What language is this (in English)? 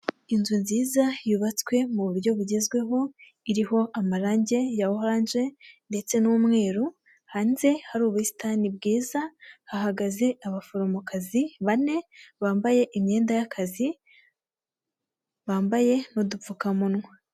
Kinyarwanda